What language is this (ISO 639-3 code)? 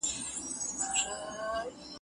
pus